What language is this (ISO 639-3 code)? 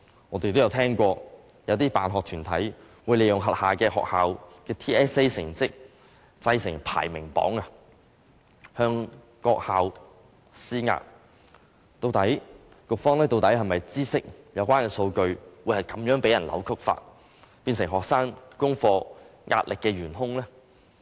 yue